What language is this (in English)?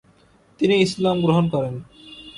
Bangla